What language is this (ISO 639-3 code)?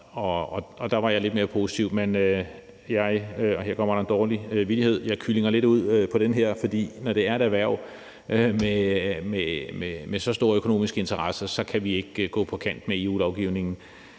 dan